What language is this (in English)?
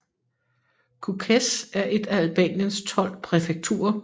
Danish